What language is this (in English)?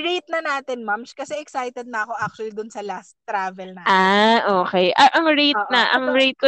Filipino